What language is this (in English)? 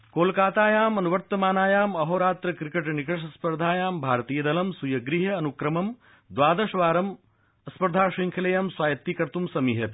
Sanskrit